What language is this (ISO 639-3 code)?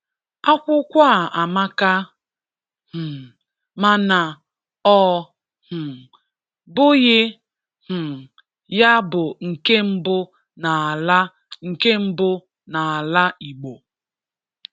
ibo